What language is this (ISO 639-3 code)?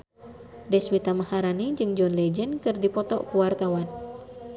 sun